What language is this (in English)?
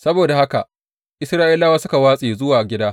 Hausa